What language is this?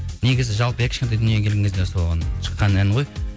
Kazakh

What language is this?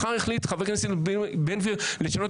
Hebrew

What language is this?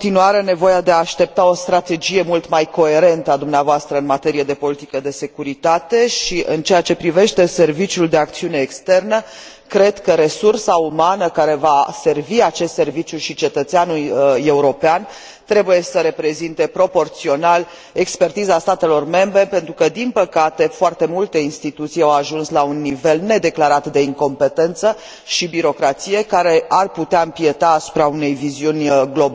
Romanian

